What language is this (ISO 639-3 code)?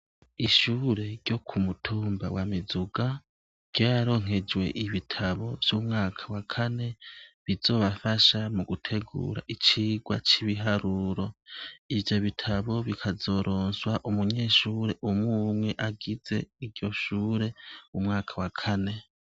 run